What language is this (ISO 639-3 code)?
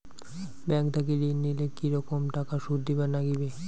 ben